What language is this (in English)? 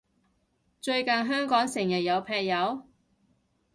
Cantonese